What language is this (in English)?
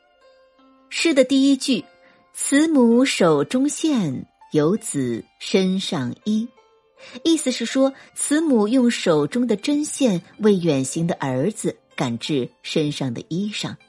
Chinese